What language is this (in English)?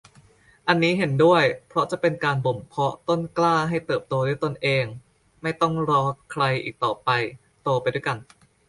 Thai